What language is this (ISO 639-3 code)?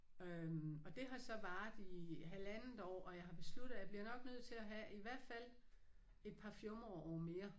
dan